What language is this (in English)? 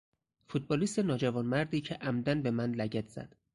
Persian